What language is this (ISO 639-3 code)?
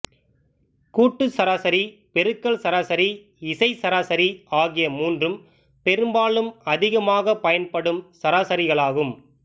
tam